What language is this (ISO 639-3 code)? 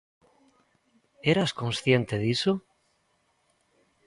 glg